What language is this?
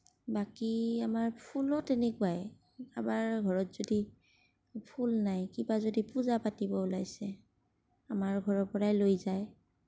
Assamese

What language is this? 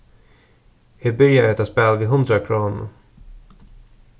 Faroese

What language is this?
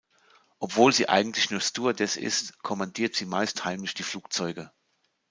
German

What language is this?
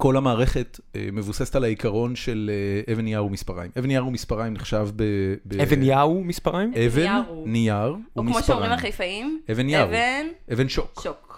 Hebrew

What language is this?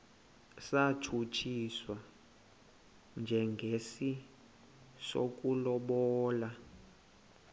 Xhosa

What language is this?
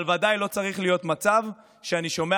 Hebrew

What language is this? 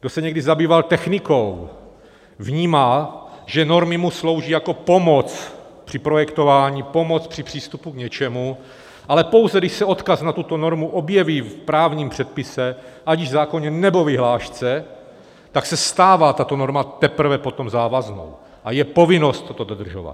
Czech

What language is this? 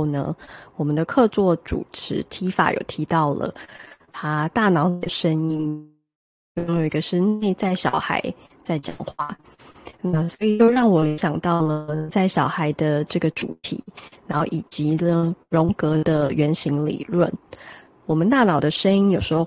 Chinese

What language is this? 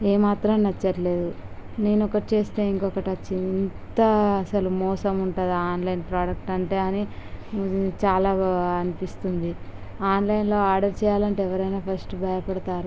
Telugu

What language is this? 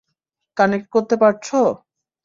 Bangla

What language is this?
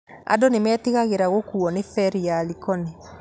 Kikuyu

